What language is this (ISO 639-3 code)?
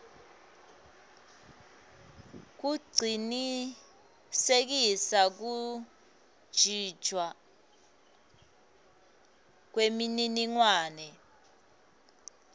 ssw